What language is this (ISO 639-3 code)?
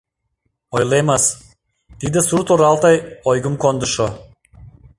chm